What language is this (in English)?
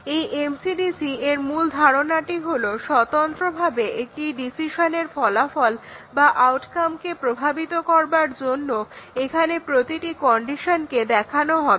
Bangla